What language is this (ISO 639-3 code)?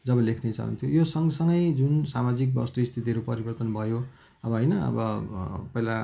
nep